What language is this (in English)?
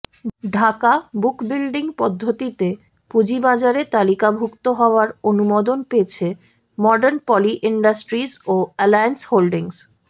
Bangla